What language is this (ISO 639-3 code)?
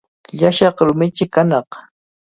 qvl